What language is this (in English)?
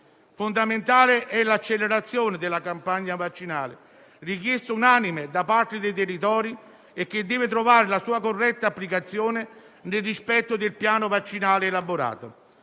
Italian